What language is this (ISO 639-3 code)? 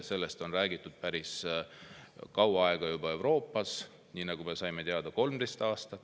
est